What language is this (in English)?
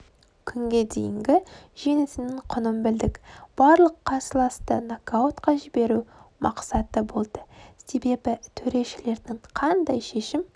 Kazakh